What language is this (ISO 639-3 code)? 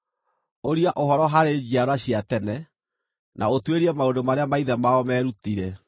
kik